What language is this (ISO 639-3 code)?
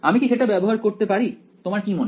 ben